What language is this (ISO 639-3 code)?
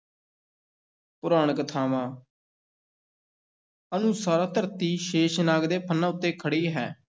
pan